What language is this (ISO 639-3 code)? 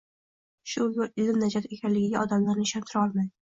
uzb